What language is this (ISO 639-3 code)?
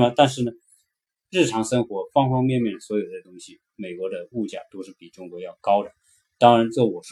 zho